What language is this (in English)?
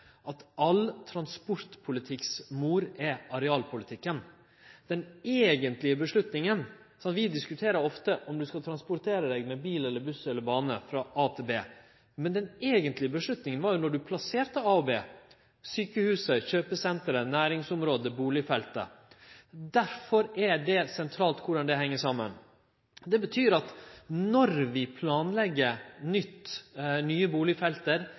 Norwegian Nynorsk